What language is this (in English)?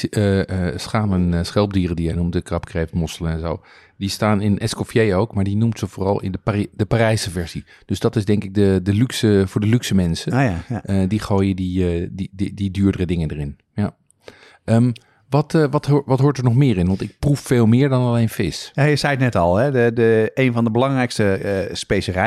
Dutch